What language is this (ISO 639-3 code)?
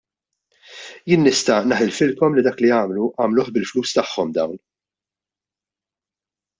mlt